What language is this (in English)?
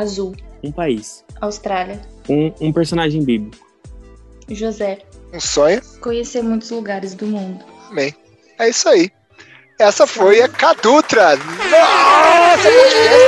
Portuguese